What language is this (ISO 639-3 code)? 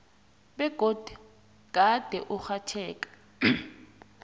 nbl